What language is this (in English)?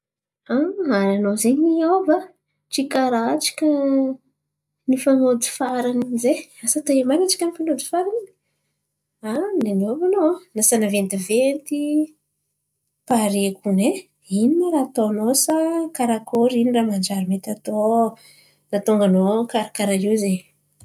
Antankarana Malagasy